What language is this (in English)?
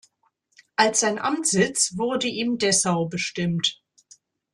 German